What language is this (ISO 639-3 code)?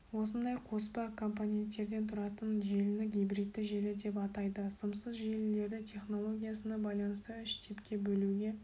kaz